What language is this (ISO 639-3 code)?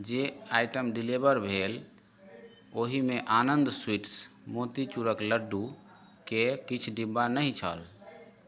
mai